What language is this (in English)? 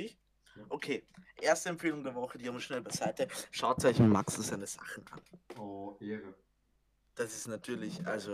German